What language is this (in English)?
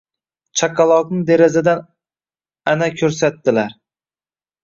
Uzbek